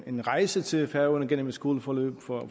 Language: Danish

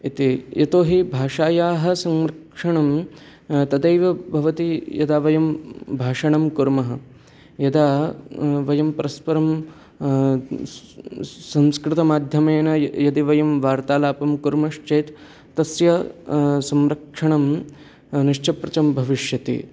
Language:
Sanskrit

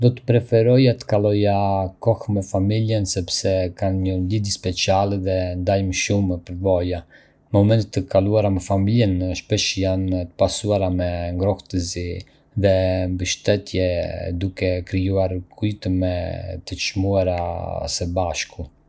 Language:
Arbëreshë Albanian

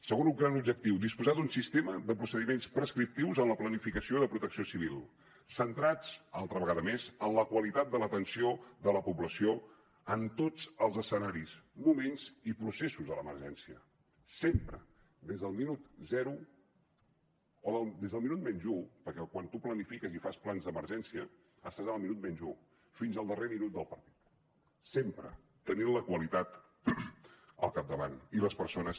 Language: Catalan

